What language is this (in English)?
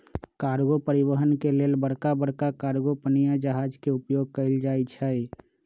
Magahi